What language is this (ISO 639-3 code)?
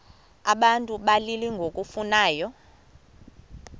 xho